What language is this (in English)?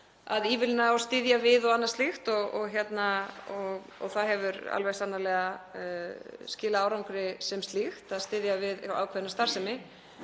Icelandic